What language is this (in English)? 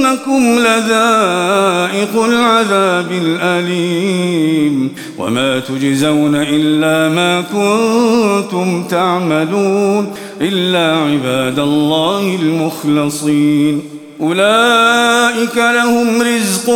Arabic